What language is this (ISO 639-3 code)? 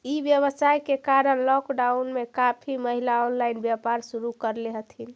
mag